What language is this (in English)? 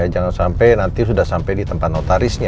Indonesian